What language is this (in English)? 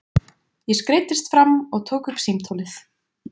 Icelandic